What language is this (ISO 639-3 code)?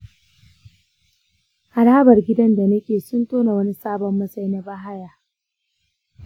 hau